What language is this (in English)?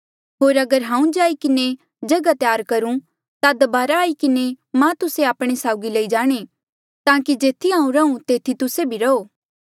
Mandeali